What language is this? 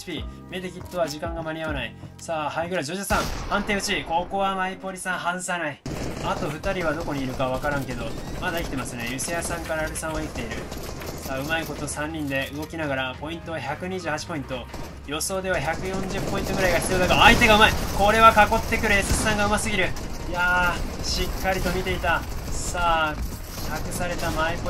Japanese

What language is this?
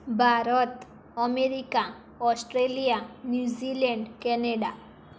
Gujarati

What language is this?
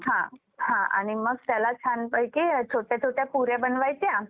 Marathi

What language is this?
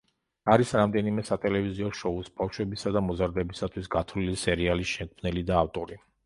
Georgian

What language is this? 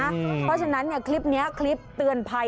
Thai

